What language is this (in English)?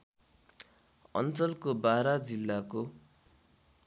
Nepali